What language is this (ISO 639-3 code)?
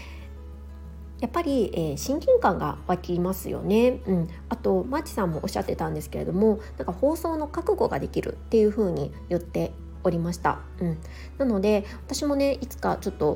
jpn